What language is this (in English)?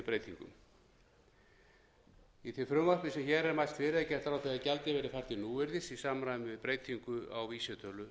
Icelandic